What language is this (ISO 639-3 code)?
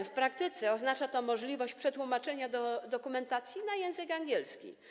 pol